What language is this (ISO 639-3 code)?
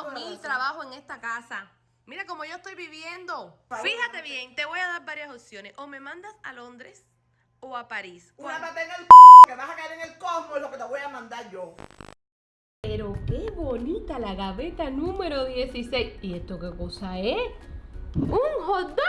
spa